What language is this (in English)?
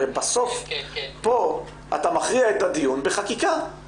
Hebrew